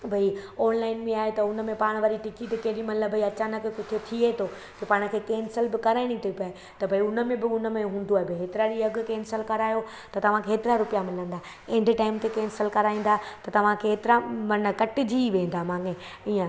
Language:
Sindhi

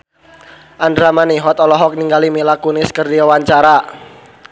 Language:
Sundanese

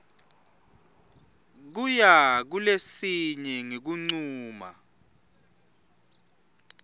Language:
Swati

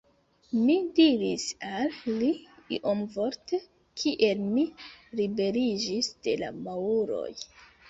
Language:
Esperanto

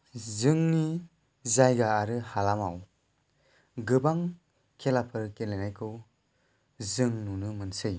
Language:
Bodo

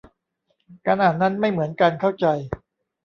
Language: Thai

